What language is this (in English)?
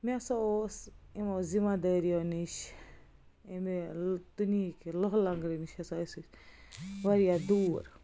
Kashmiri